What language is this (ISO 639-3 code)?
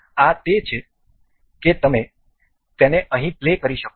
guj